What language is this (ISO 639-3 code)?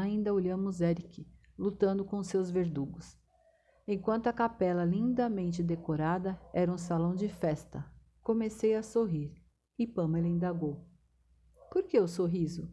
por